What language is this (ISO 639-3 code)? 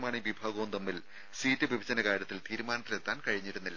mal